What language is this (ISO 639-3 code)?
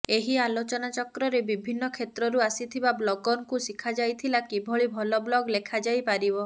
ori